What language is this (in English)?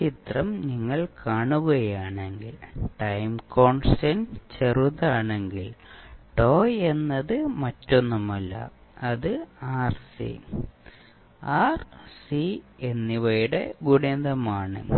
Malayalam